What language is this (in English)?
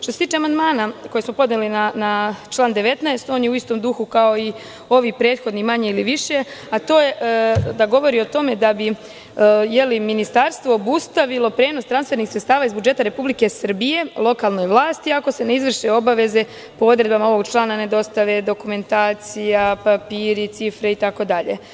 Serbian